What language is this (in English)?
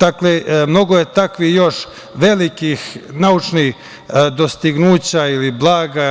Serbian